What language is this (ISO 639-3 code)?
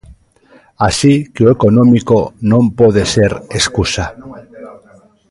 glg